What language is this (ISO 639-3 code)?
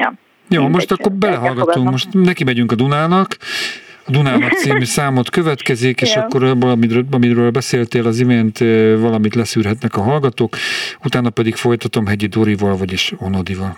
hun